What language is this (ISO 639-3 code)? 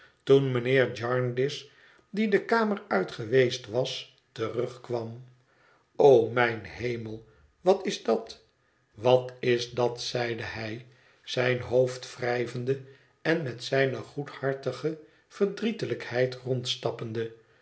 nld